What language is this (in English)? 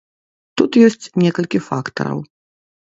Belarusian